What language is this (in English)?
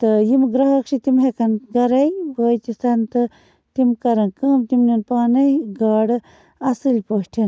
Kashmiri